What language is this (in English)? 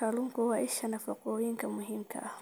Somali